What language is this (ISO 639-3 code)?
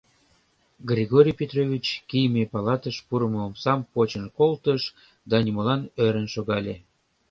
chm